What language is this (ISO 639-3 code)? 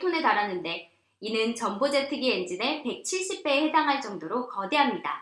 kor